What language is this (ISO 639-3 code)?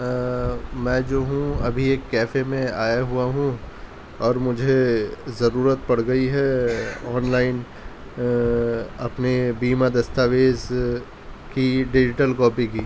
urd